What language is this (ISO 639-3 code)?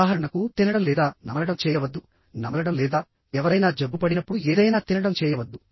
tel